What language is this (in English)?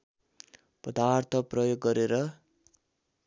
Nepali